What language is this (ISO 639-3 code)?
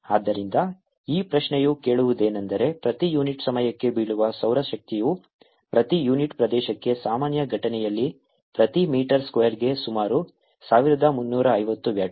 kan